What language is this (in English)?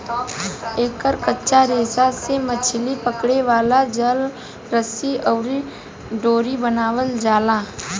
Bhojpuri